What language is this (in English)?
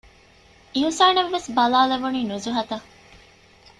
Divehi